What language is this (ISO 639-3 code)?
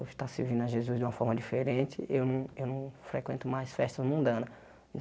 por